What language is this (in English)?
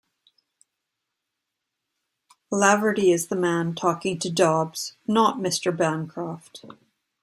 English